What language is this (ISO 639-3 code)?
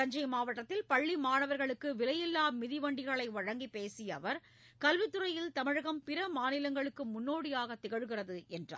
tam